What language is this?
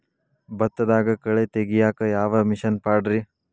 Kannada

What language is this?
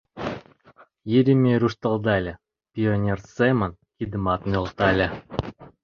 Mari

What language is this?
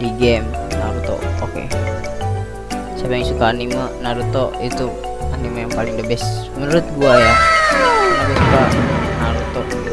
Indonesian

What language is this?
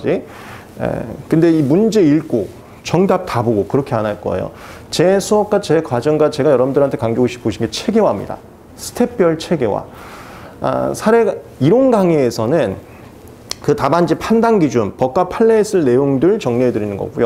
Korean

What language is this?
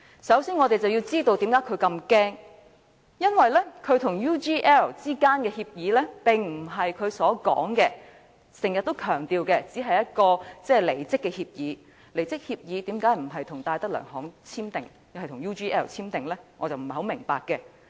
Cantonese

